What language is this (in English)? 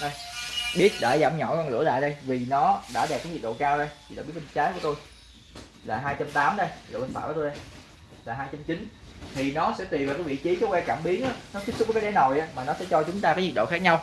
Vietnamese